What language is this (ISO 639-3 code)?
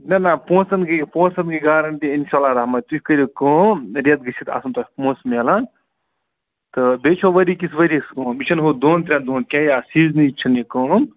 kas